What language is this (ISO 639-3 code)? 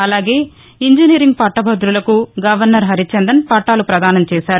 tel